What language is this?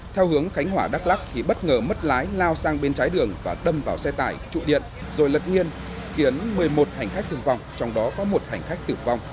Vietnamese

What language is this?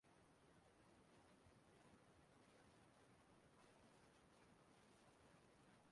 Igbo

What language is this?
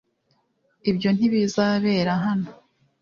Kinyarwanda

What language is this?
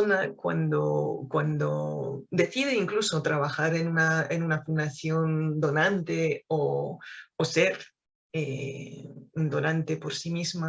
Spanish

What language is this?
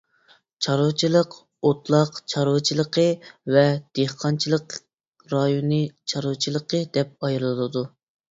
Uyghur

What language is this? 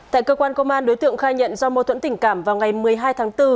Vietnamese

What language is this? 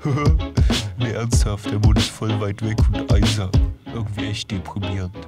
German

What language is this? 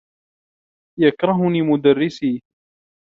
Arabic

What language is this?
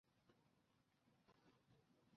Chinese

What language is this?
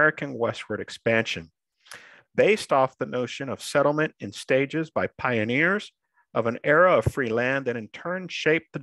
English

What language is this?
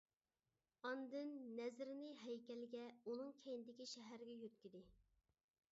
Uyghur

